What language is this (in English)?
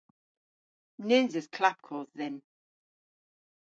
Cornish